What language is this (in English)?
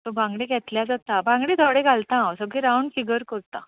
Konkani